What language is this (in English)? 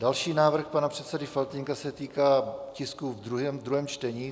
Czech